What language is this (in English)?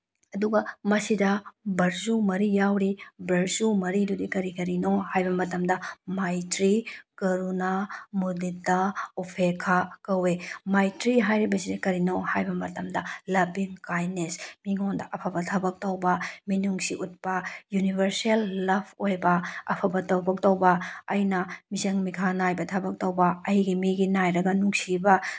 Manipuri